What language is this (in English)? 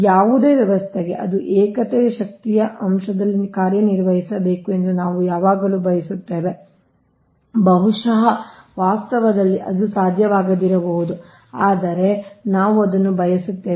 Kannada